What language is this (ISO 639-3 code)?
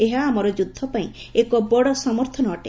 ori